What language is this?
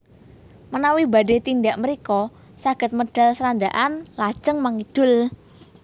Javanese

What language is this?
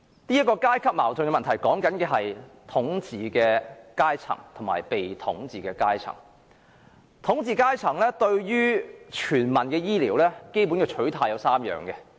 Cantonese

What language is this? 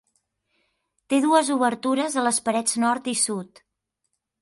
Catalan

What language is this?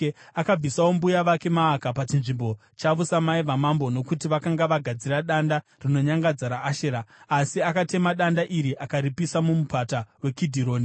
Shona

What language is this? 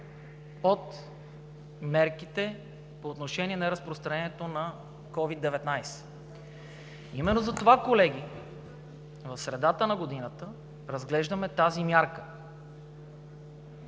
Bulgarian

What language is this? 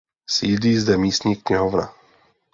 Czech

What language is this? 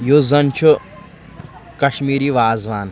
Kashmiri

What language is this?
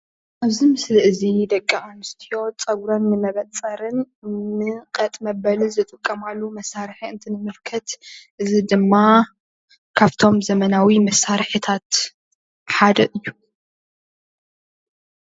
Tigrinya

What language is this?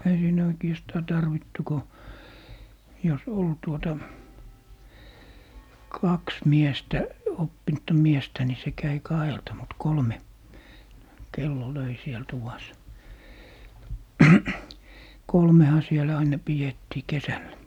Finnish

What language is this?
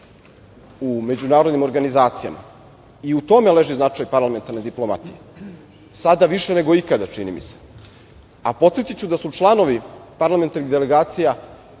Serbian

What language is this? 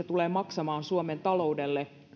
Finnish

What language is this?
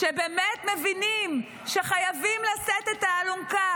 Hebrew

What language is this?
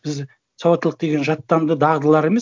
Kazakh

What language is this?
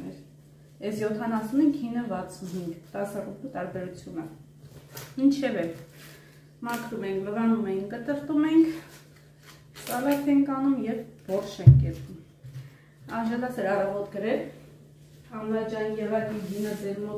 Romanian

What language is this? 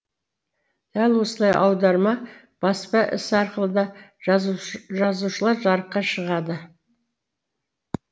Kazakh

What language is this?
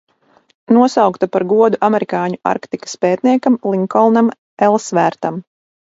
Latvian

